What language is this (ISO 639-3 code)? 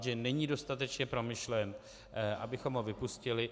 ces